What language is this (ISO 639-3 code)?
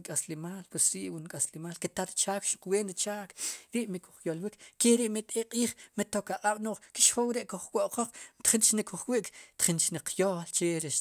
qum